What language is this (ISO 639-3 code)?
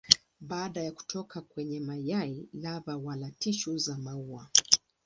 swa